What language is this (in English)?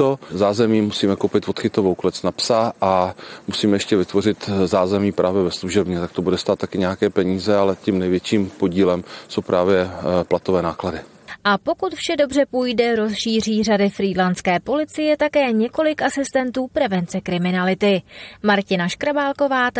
Czech